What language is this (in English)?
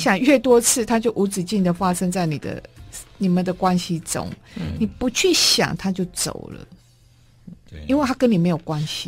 Chinese